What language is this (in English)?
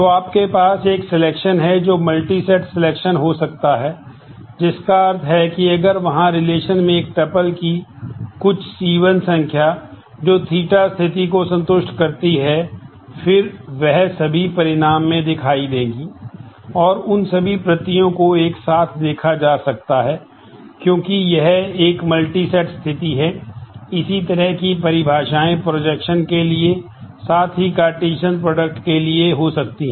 Hindi